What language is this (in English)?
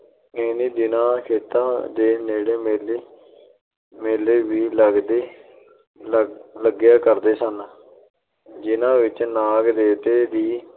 Punjabi